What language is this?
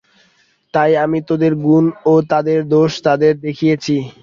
Bangla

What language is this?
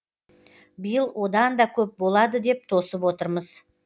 Kazakh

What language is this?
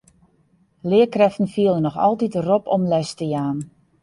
Western Frisian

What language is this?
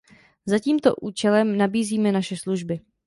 Czech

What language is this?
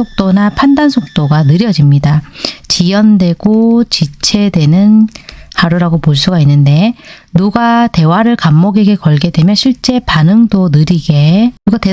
Korean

